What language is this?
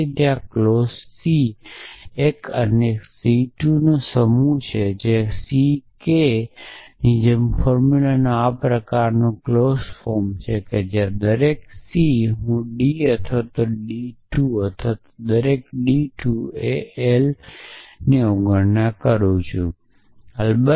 Gujarati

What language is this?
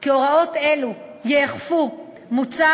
Hebrew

